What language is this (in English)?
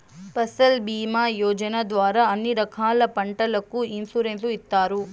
Telugu